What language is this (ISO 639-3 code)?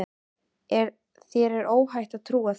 isl